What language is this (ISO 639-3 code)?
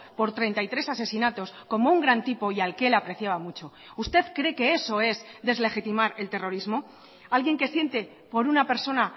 spa